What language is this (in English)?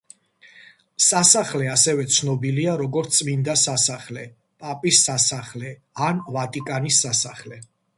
Georgian